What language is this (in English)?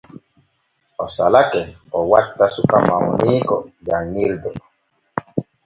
Borgu Fulfulde